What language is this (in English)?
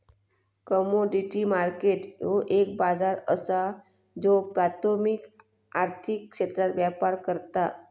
Marathi